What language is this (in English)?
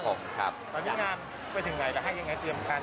Thai